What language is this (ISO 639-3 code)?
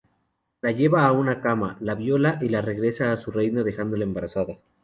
spa